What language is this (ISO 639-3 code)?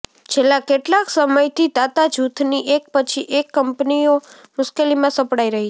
guj